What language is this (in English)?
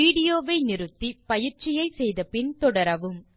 Tamil